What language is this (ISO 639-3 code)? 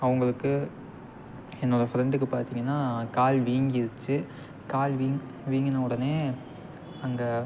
tam